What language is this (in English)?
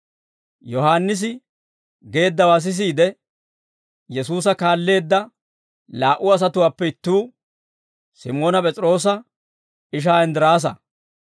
Dawro